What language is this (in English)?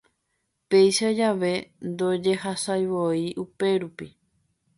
Guarani